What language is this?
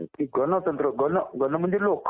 Marathi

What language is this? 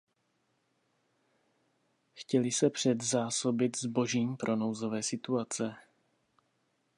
Czech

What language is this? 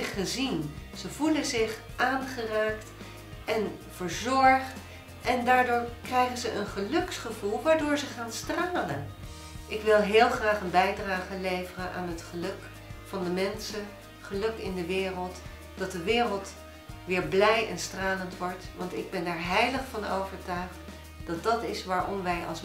Dutch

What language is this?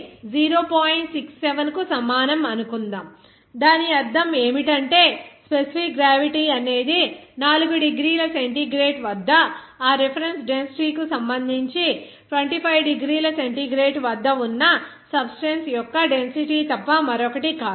Telugu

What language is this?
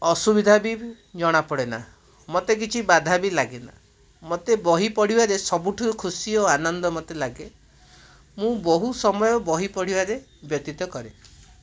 Odia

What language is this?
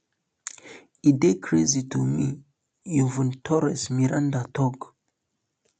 Nigerian Pidgin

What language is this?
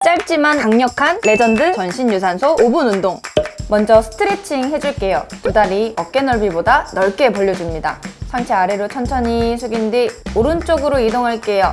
Korean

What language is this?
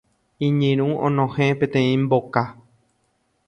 Guarani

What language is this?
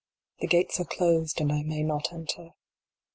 English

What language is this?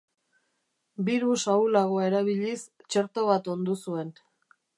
Basque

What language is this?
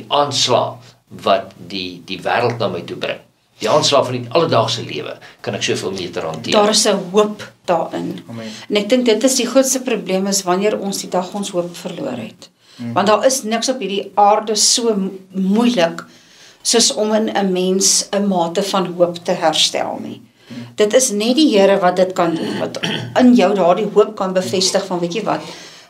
Dutch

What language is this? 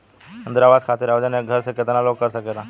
Bhojpuri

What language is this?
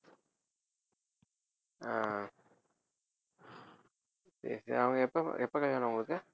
Tamil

